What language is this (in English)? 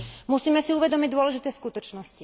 Slovak